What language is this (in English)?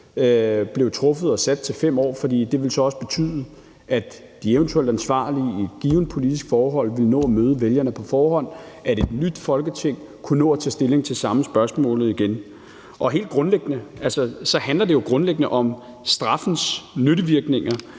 Danish